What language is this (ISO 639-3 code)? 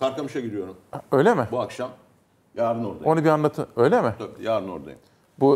tur